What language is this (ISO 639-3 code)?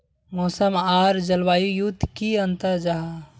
mag